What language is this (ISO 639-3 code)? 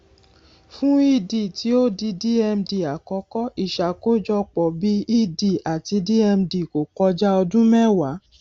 yor